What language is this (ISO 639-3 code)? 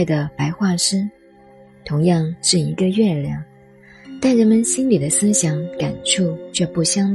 zho